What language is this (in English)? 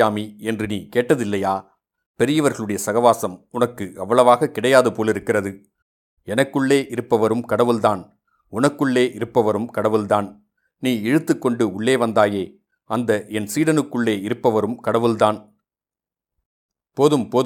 Tamil